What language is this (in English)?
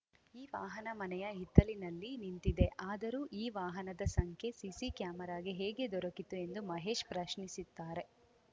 Kannada